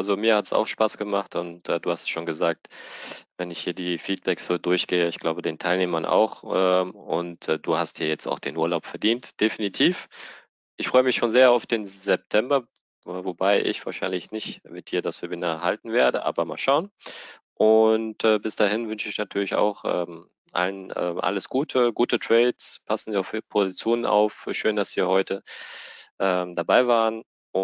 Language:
German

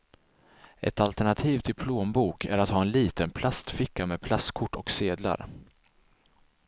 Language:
Swedish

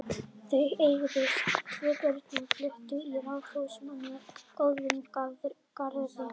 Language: Icelandic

